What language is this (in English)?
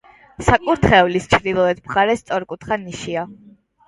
Georgian